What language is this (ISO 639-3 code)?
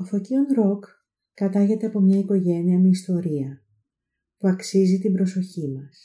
ell